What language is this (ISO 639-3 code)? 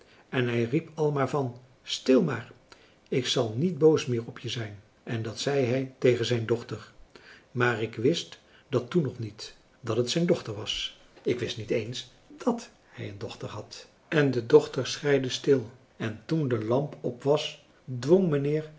nld